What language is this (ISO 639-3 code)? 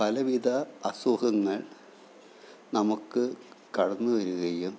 mal